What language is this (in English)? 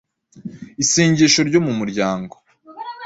Kinyarwanda